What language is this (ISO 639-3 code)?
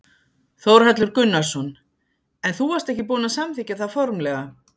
isl